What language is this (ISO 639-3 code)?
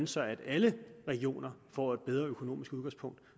dan